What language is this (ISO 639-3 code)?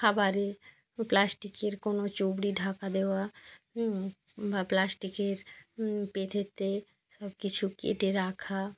ben